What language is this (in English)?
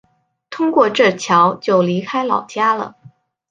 Chinese